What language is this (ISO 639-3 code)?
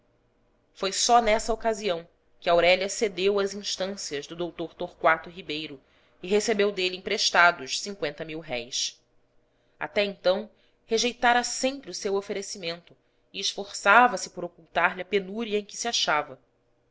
por